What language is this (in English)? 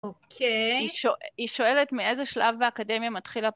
Hebrew